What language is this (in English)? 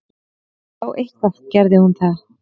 Icelandic